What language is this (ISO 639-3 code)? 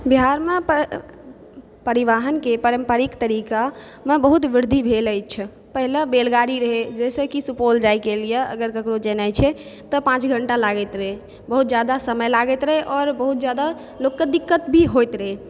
mai